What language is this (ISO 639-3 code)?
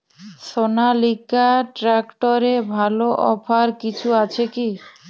ben